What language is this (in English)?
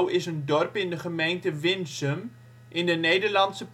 Dutch